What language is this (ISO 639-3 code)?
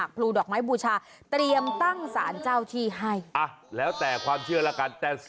tha